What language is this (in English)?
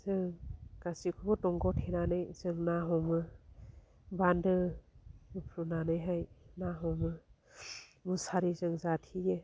Bodo